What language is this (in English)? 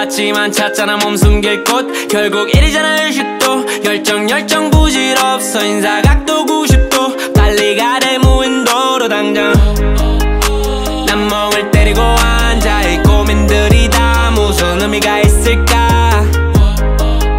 Dutch